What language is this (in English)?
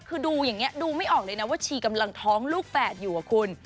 Thai